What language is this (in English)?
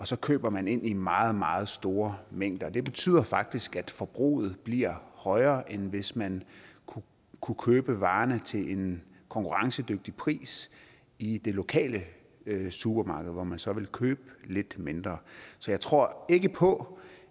Danish